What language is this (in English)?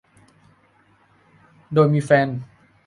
Thai